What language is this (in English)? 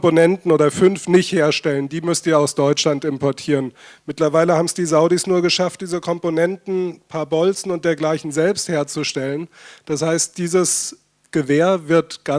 German